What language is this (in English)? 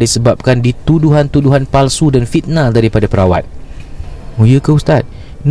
Malay